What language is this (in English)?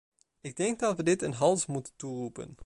Dutch